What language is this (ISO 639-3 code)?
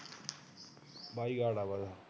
pan